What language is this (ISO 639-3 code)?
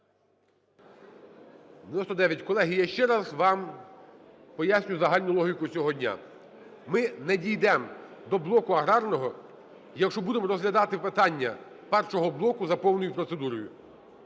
ukr